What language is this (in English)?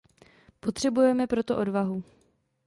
Czech